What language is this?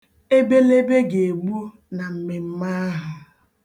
Igbo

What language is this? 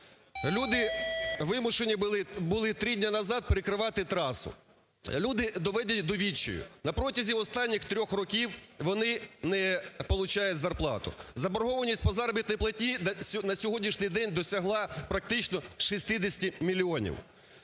Ukrainian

